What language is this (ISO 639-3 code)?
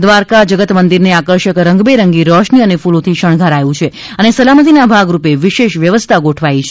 guj